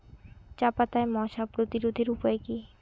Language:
Bangla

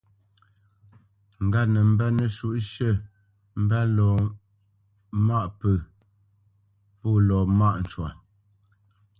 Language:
Bamenyam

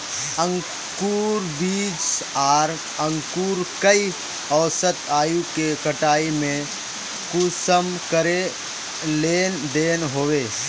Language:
Magahi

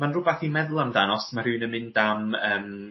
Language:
Welsh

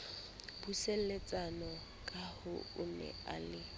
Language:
Southern Sotho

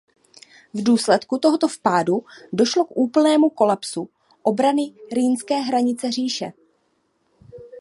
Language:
Czech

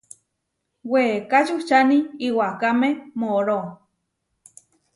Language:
Huarijio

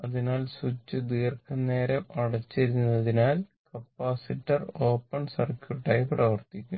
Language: Malayalam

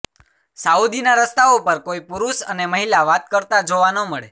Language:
Gujarati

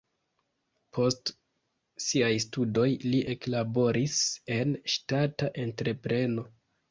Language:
Esperanto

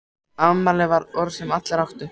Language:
Icelandic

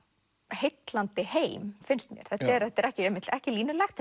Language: Icelandic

